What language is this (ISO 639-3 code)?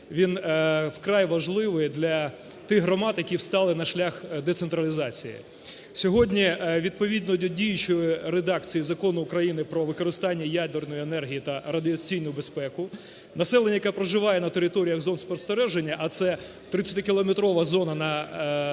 ukr